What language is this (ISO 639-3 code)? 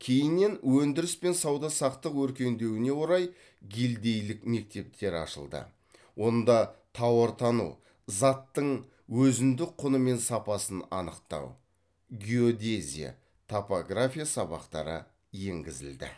kaz